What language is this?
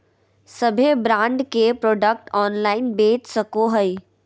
Magahi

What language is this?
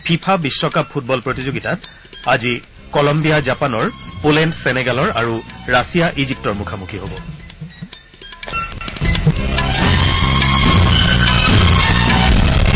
Assamese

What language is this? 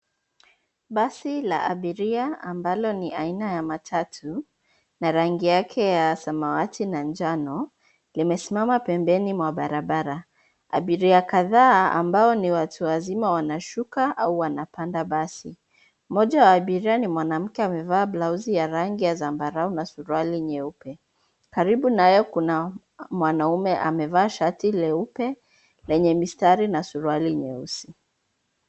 Swahili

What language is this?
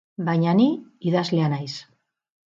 Basque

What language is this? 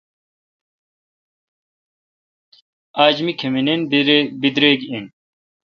Kalkoti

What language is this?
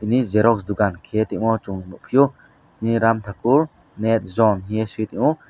Kok Borok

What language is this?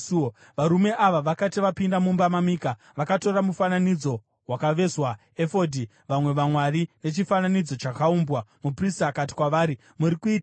Shona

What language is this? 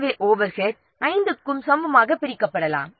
Tamil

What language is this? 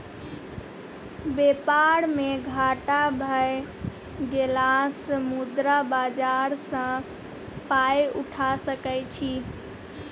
Maithili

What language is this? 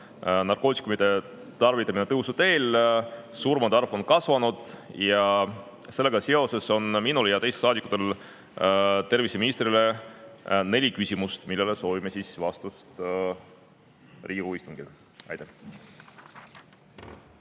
Estonian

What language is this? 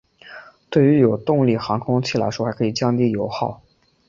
Chinese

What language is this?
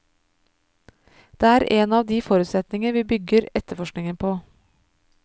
Norwegian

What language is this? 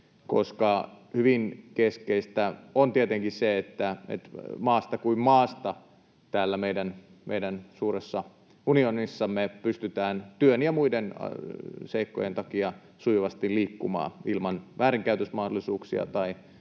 Finnish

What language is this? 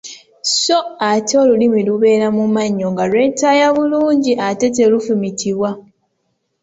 Ganda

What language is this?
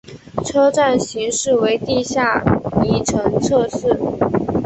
Chinese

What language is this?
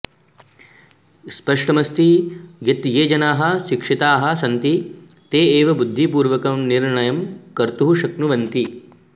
Sanskrit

